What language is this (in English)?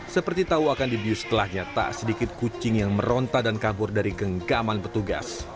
Indonesian